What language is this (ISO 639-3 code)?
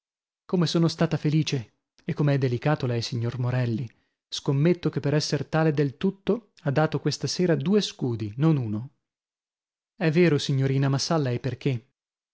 ita